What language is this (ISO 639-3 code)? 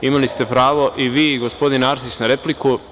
srp